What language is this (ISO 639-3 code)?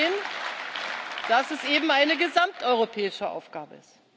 deu